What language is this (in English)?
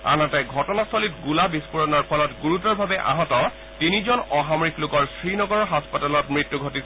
Assamese